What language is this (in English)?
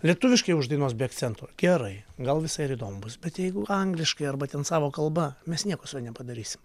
Lithuanian